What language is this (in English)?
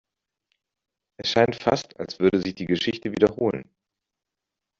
German